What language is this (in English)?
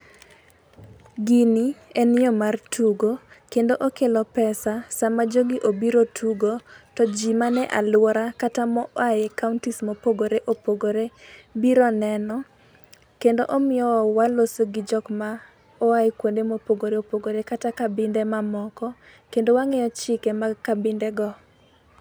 Luo (Kenya and Tanzania)